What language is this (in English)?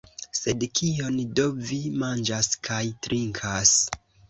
Esperanto